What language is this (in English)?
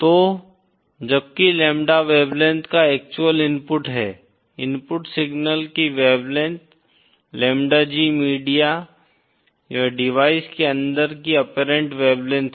Hindi